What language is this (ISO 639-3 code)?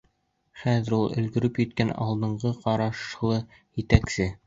bak